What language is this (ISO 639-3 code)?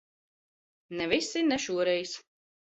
lav